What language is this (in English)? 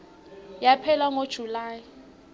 Swati